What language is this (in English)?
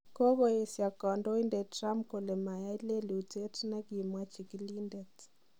Kalenjin